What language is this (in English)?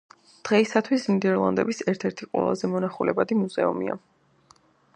Georgian